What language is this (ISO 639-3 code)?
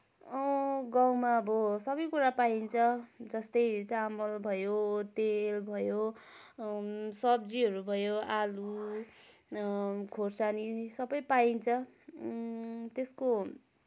nep